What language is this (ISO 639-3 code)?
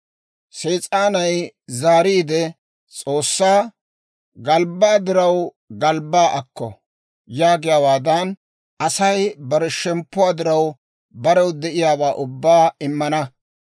dwr